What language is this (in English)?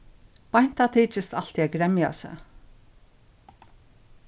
Faroese